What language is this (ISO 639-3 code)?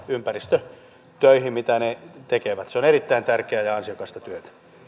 fin